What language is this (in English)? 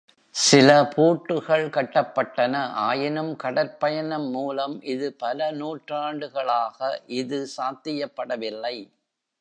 Tamil